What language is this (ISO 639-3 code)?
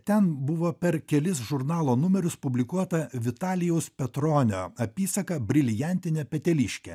lit